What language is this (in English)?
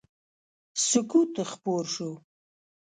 Pashto